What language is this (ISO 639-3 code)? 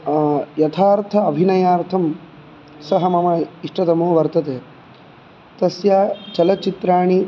san